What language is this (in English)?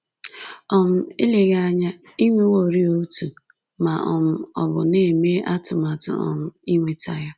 Igbo